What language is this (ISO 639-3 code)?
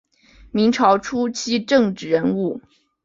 zho